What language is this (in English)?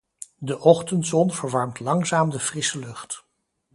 Dutch